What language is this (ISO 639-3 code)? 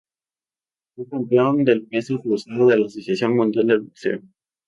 spa